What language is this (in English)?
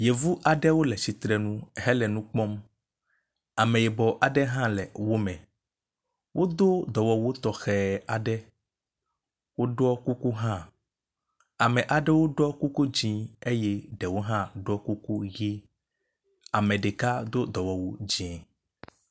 Ewe